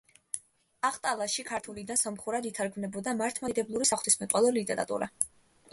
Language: Georgian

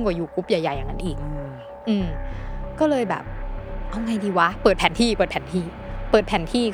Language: Thai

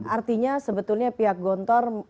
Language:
Indonesian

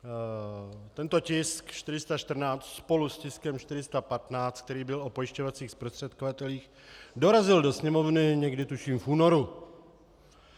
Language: Czech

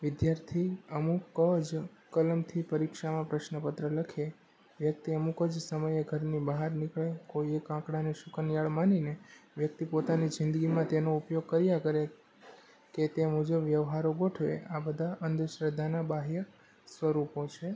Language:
Gujarati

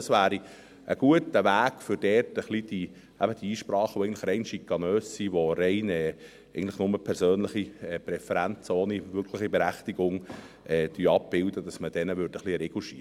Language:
Swiss German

